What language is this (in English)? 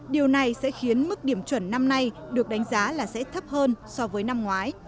Vietnamese